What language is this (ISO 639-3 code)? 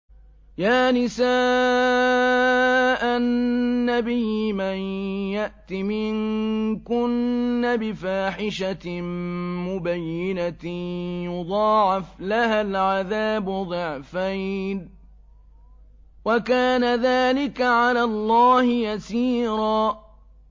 ara